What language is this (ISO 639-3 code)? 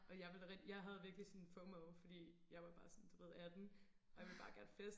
dan